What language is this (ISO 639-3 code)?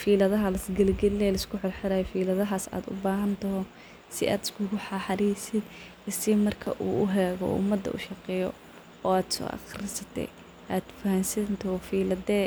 som